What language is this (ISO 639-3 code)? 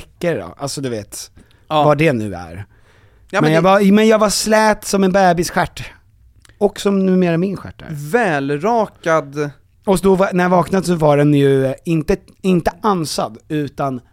swe